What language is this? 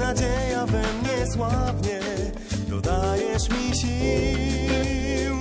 Slovak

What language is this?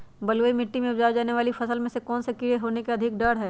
Magahi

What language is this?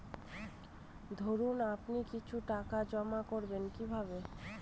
Bangla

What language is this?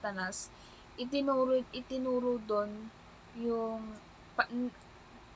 Filipino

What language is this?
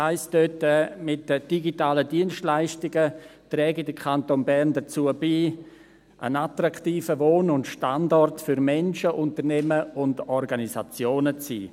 Swiss German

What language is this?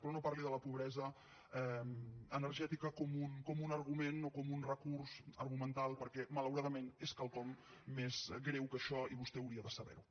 Catalan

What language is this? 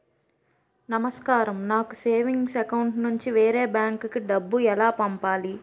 Telugu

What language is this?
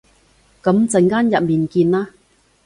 Cantonese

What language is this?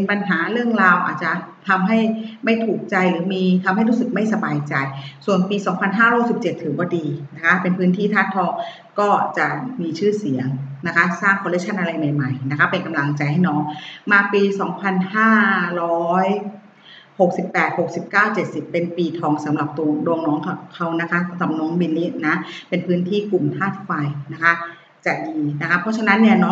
Thai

